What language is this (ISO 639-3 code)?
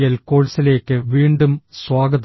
mal